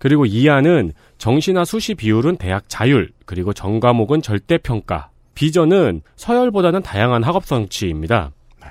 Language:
Korean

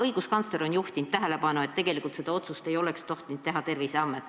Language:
Estonian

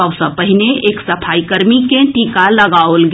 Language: Maithili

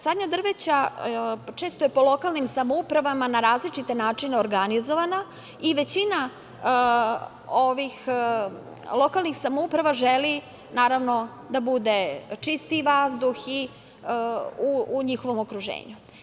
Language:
Serbian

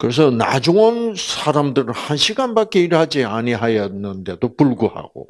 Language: Korean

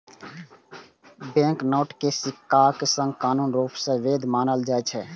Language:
Maithili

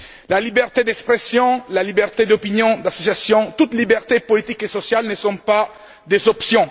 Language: French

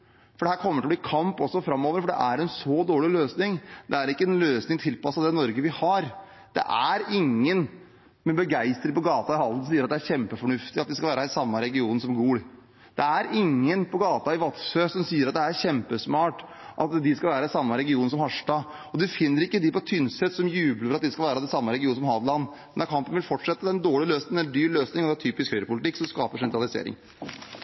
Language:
Norwegian Bokmål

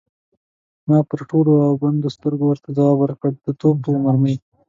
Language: Pashto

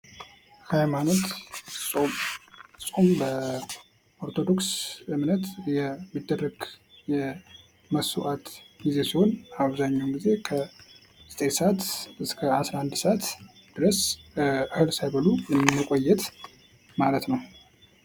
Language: Amharic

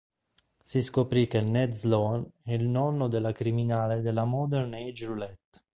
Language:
Italian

